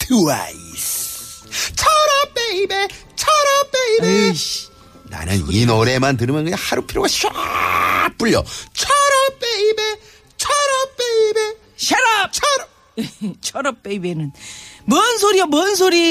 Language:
Korean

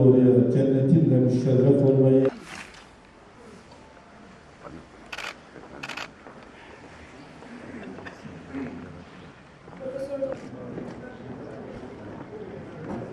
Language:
Turkish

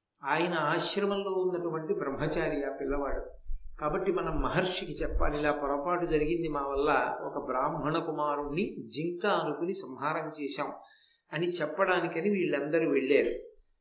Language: Telugu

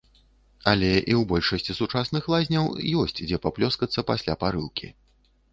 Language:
Belarusian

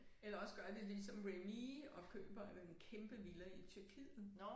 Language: Danish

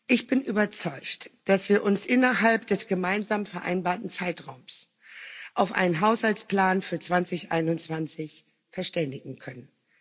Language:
German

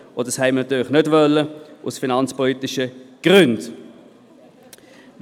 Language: Swiss German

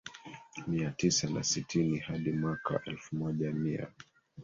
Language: Swahili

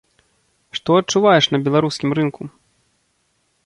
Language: Belarusian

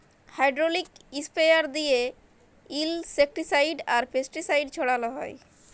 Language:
Bangla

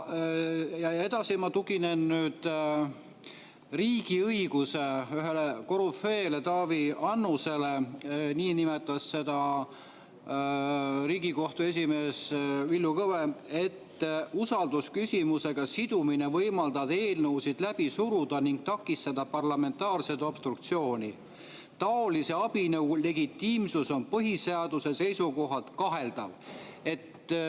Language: Estonian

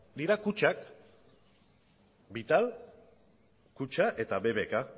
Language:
Basque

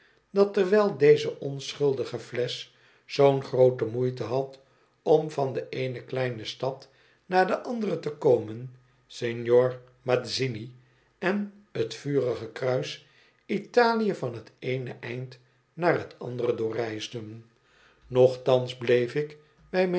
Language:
Dutch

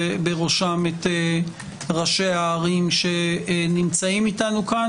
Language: Hebrew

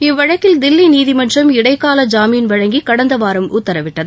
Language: Tamil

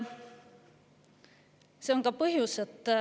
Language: Estonian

